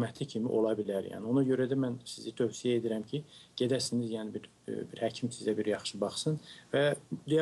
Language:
Turkish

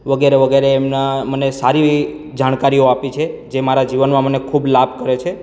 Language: Gujarati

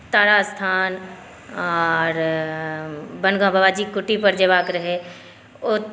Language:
Maithili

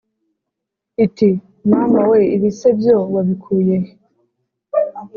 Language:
Kinyarwanda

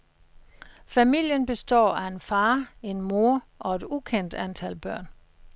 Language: Danish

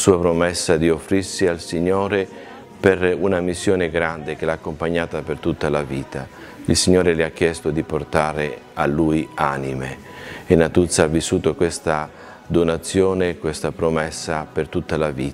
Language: Italian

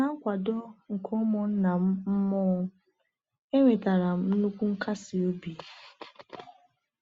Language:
Igbo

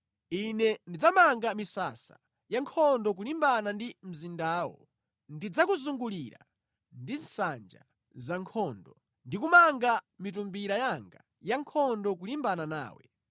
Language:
Nyanja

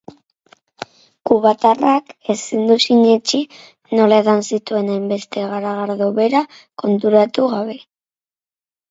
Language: Basque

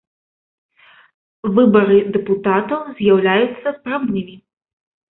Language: Belarusian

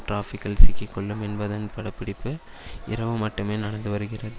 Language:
Tamil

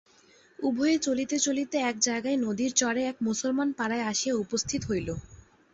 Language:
Bangla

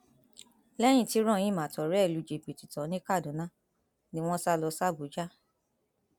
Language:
Yoruba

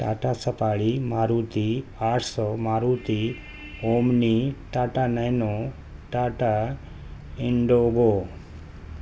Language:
Urdu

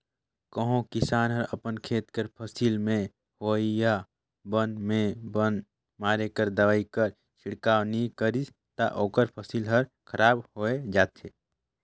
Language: Chhattisgarhi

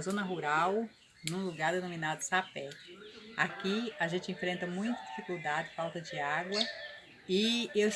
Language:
Portuguese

